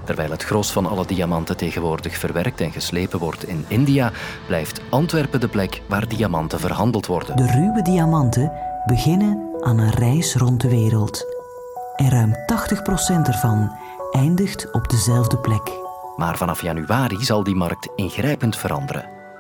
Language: Dutch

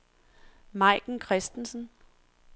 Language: Danish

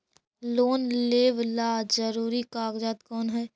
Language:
Magahi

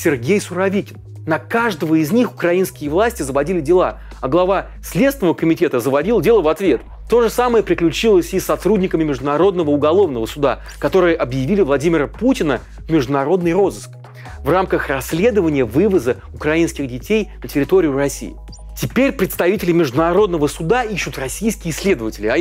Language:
Russian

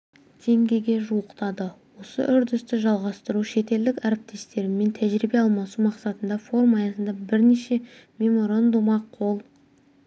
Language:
Kazakh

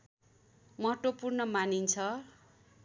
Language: Nepali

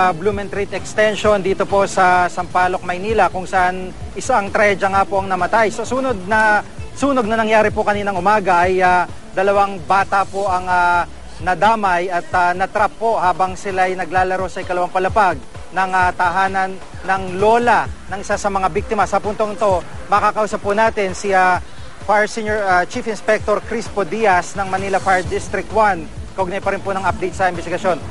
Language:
Filipino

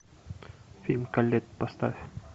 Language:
Russian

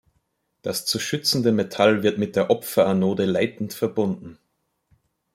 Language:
German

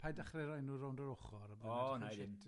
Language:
Welsh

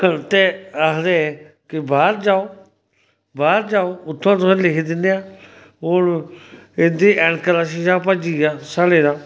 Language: Dogri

